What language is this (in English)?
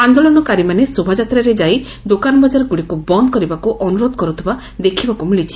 Odia